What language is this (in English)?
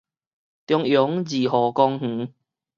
Min Nan Chinese